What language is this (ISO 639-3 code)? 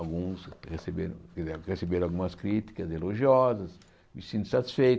por